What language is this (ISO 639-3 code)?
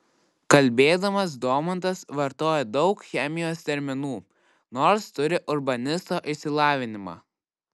lit